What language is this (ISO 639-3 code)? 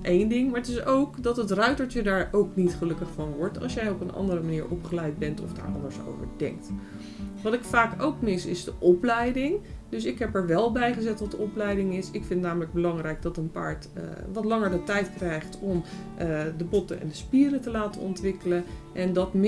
nld